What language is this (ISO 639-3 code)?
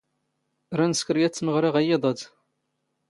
zgh